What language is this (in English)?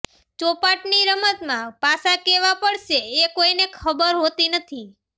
Gujarati